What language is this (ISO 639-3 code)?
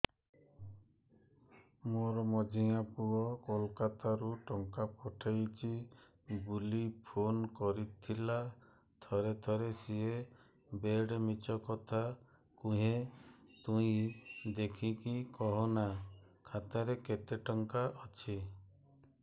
ori